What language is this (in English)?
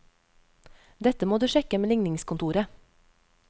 Norwegian